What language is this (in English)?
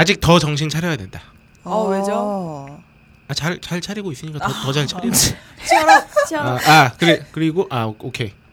Korean